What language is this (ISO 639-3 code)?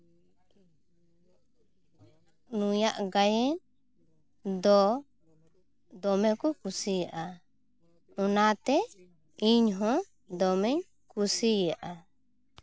sat